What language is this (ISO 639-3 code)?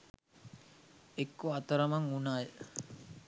sin